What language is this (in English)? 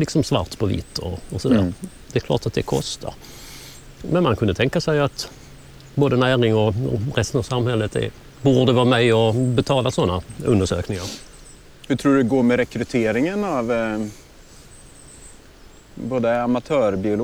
Swedish